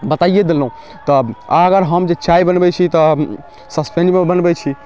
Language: Maithili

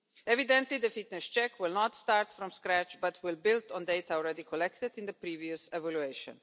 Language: English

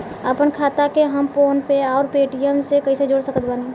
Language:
Bhojpuri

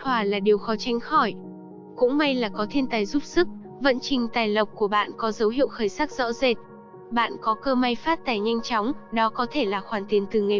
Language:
Vietnamese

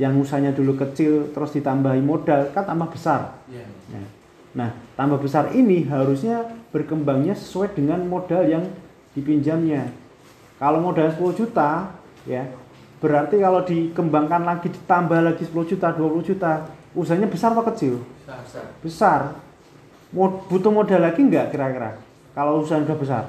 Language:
Indonesian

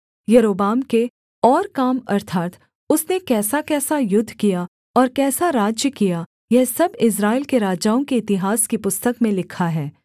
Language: Hindi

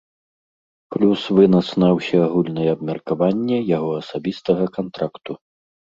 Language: Belarusian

